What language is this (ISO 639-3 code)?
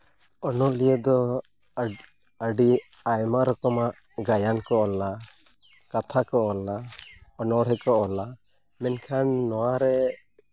sat